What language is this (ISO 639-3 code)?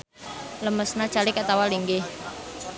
sun